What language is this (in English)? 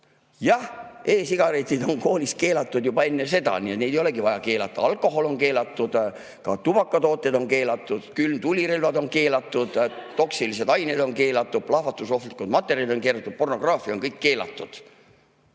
Estonian